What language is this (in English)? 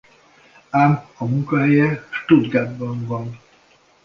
Hungarian